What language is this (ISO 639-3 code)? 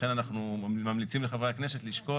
heb